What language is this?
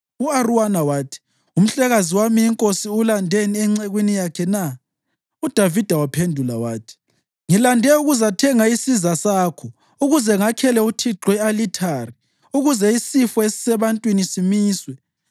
North Ndebele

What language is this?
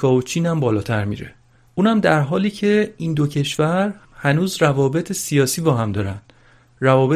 Persian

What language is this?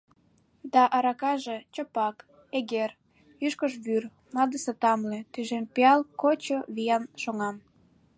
Mari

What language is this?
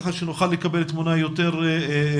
Hebrew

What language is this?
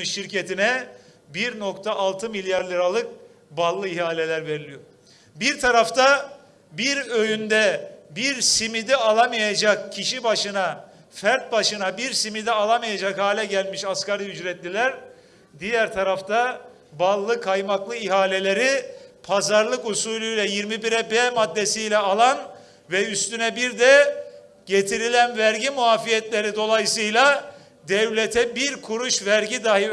Turkish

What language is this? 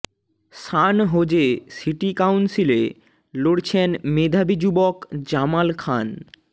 Bangla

